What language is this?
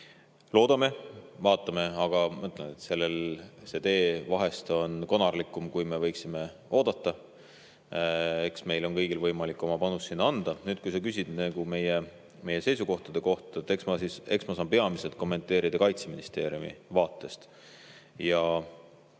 Estonian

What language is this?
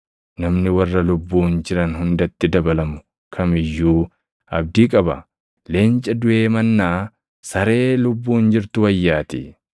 Oromo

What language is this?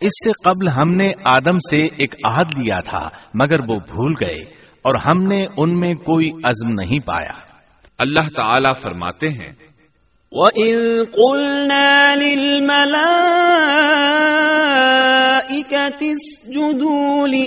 Urdu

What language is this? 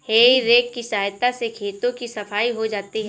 Hindi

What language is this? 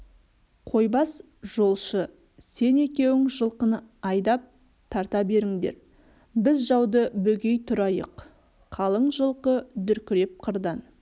Kazakh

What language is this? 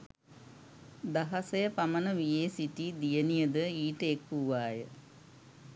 Sinhala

